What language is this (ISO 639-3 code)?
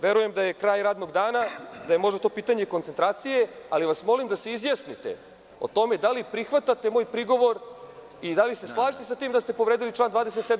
srp